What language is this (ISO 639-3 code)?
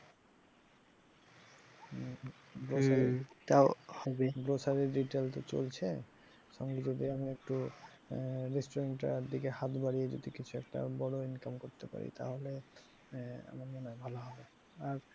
ben